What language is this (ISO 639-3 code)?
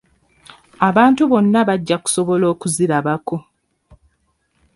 lug